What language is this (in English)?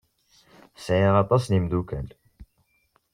Kabyle